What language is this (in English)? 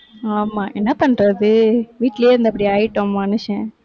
Tamil